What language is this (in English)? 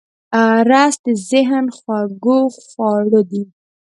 Pashto